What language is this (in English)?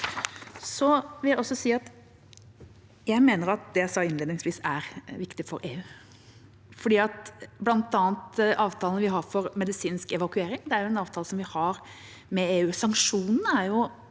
Norwegian